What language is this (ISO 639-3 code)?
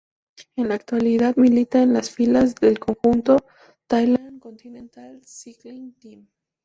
spa